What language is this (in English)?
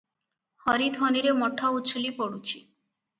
Odia